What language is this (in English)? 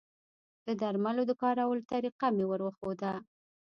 Pashto